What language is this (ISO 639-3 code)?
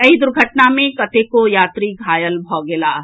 mai